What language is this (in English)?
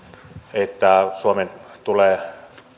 Finnish